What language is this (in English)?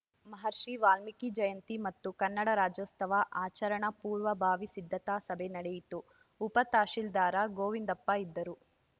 Kannada